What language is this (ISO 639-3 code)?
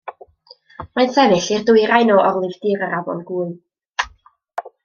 cym